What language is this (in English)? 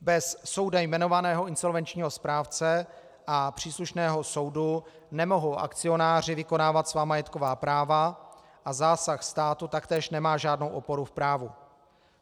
Czech